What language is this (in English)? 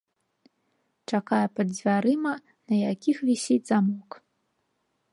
Belarusian